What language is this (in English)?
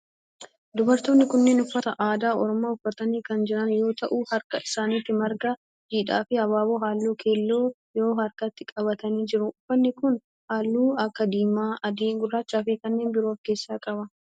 Oromo